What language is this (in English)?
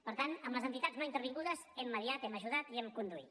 Catalan